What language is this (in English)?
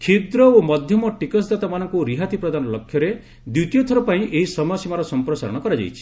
Odia